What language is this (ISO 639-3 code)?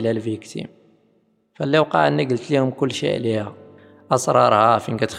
ara